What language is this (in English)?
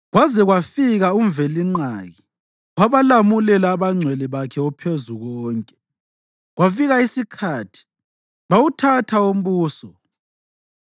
North Ndebele